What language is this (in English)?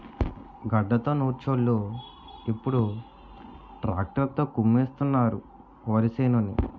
Telugu